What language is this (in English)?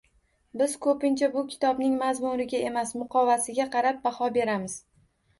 Uzbek